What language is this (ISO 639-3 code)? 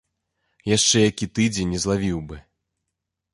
bel